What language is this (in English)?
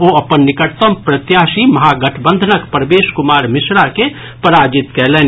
Maithili